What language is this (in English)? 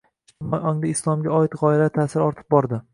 Uzbek